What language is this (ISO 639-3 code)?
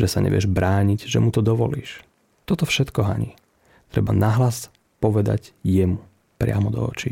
slk